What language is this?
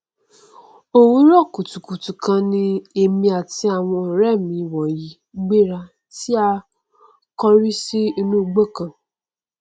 Yoruba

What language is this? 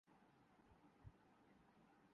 Urdu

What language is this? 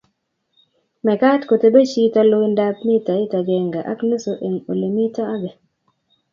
Kalenjin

